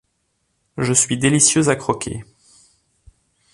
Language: French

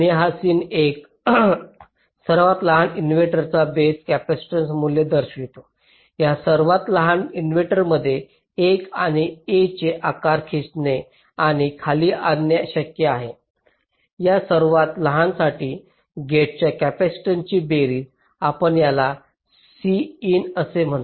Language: Marathi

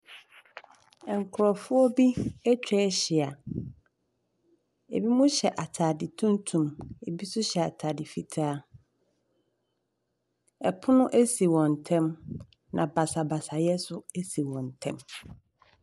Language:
Akan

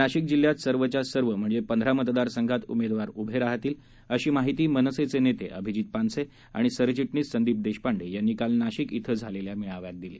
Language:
Marathi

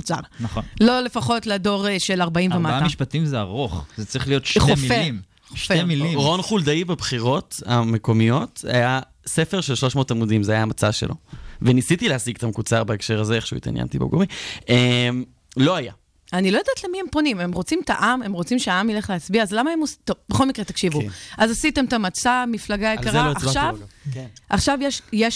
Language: Hebrew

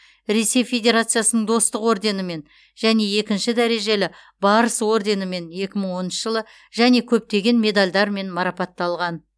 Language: Kazakh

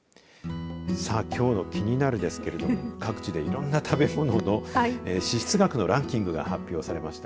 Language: Japanese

